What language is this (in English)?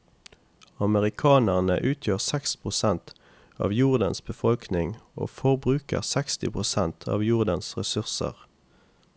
Norwegian